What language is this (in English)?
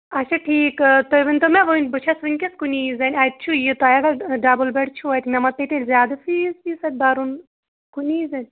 Kashmiri